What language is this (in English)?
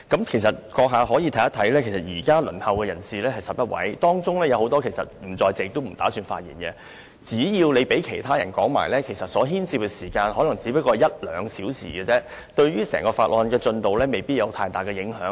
Cantonese